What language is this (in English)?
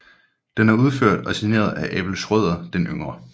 Danish